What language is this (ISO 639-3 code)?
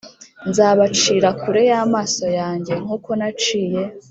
kin